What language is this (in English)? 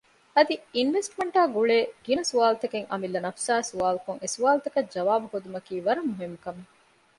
Divehi